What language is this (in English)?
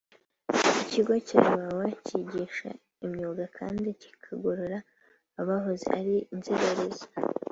Kinyarwanda